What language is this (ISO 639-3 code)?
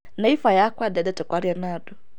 kik